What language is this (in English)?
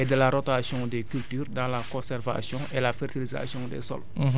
Wolof